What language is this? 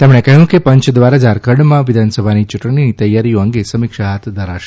Gujarati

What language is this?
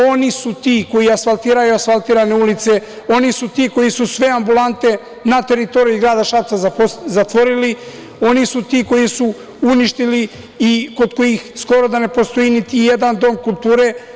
Serbian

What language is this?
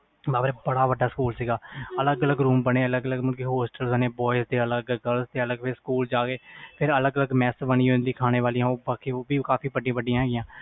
Punjabi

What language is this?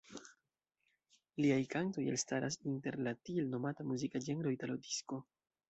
Esperanto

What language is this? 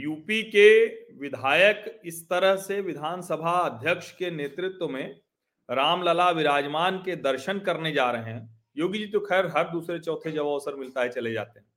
Hindi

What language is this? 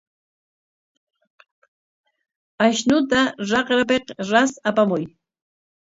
Corongo Ancash Quechua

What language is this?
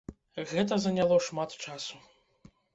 Belarusian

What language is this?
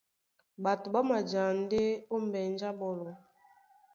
Duala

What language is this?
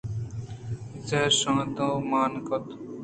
Eastern Balochi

